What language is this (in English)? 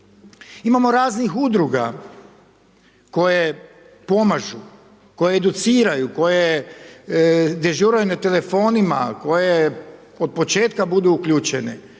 Croatian